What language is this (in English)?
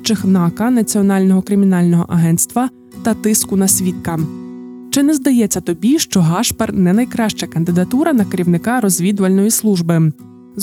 Ukrainian